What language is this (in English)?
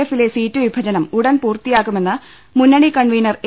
Malayalam